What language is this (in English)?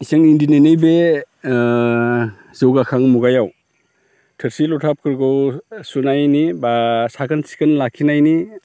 Bodo